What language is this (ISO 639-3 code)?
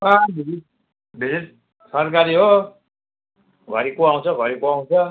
nep